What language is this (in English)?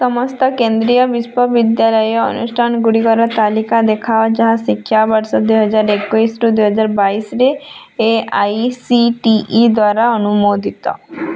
Odia